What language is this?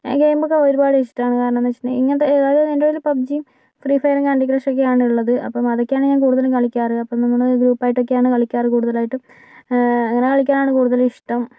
Malayalam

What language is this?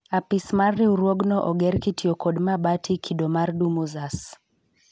Luo (Kenya and Tanzania)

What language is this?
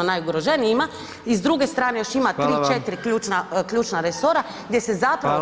Croatian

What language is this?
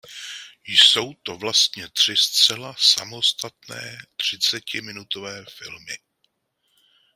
Czech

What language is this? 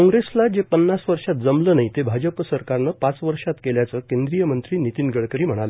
Marathi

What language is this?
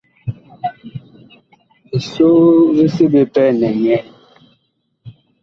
Bakoko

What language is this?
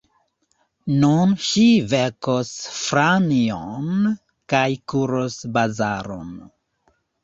Esperanto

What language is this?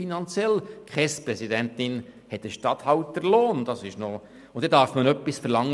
Swiss German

